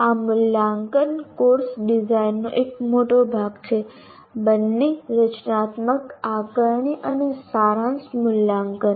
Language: Gujarati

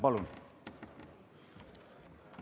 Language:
Estonian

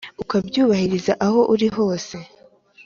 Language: Kinyarwanda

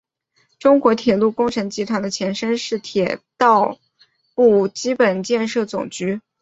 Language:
Chinese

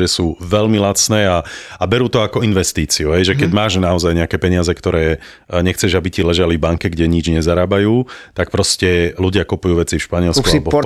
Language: Slovak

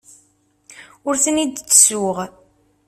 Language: Kabyle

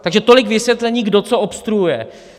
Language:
Czech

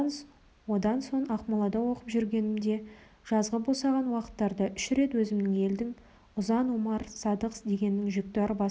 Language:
Kazakh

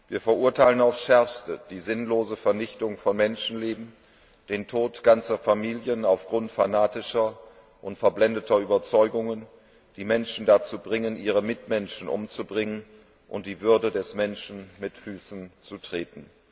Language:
German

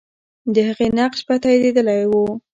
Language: Pashto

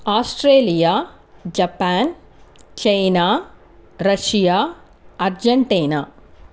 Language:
Telugu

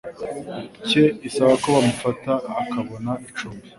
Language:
Kinyarwanda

